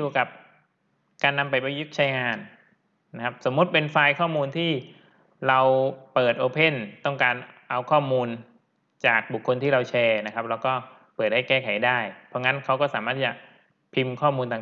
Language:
Thai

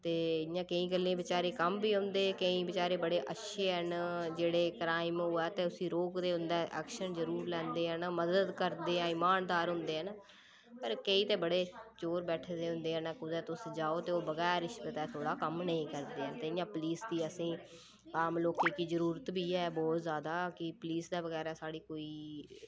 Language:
Dogri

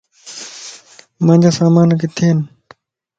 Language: Lasi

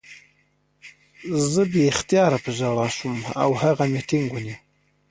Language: Pashto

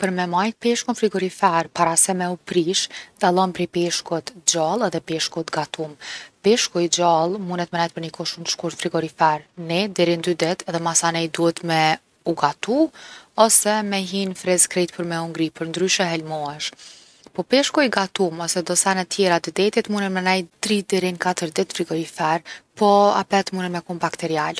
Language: Gheg Albanian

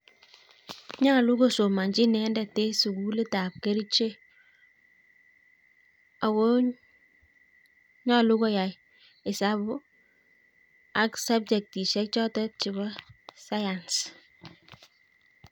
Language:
Kalenjin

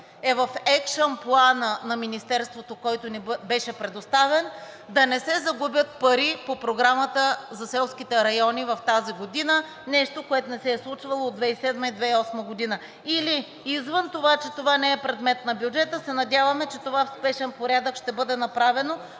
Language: Bulgarian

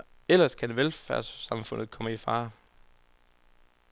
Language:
Danish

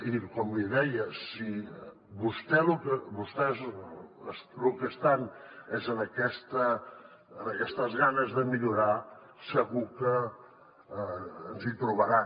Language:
Catalan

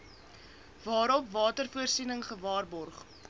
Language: Afrikaans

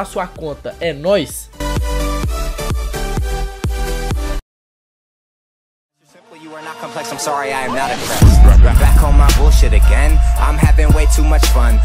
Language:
Portuguese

